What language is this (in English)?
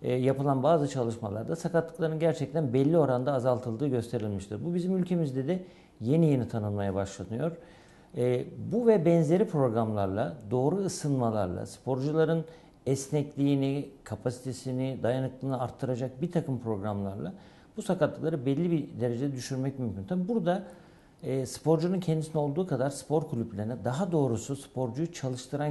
Turkish